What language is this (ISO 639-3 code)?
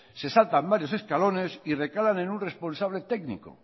spa